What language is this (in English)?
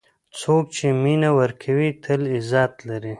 Pashto